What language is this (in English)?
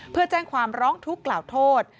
Thai